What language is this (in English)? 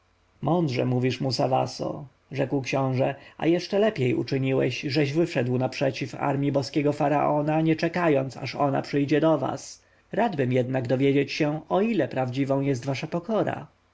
Polish